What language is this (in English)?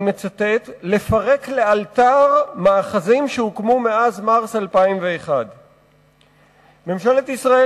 Hebrew